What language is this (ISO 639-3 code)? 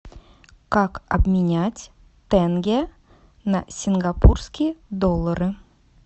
rus